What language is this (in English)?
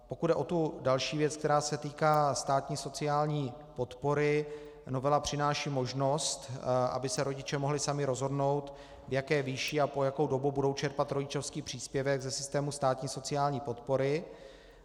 Czech